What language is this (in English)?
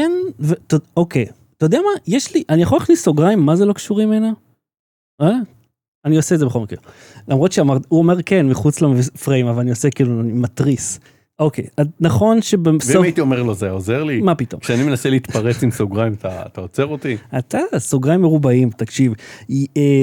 Hebrew